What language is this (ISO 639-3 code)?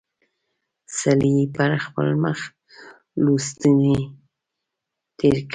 pus